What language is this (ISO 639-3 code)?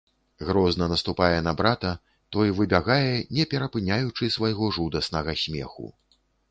bel